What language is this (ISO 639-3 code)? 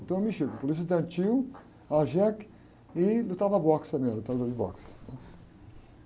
por